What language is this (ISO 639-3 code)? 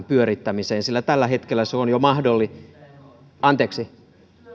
fin